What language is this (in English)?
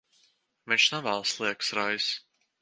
Latvian